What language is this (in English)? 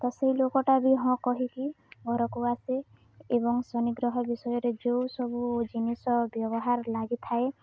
Odia